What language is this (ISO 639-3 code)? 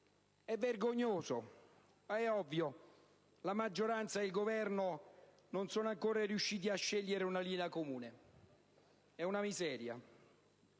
ita